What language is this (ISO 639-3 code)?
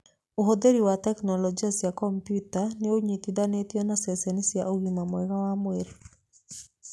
kik